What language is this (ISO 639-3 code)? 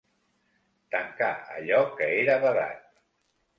cat